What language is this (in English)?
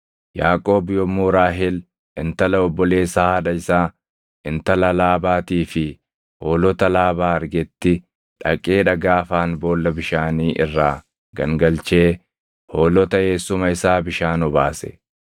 Oromo